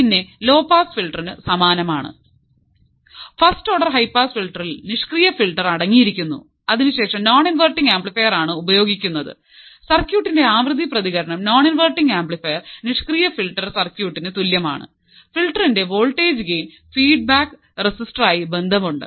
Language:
Malayalam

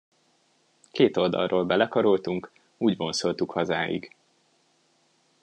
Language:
Hungarian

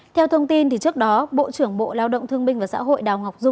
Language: Vietnamese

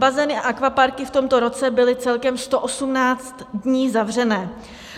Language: Czech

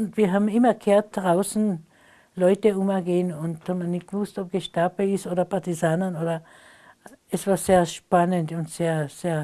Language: German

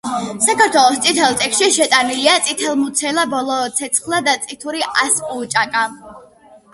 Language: Georgian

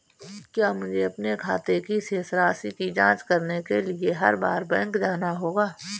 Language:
Hindi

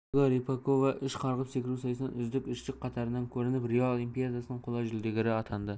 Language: Kazakh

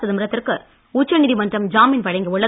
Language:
Tamil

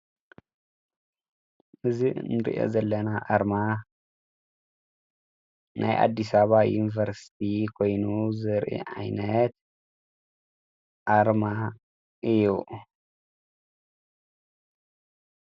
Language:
Tigrinya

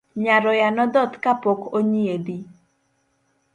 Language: Luo (Kenya and Tanzania)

